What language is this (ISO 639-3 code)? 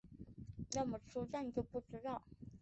zho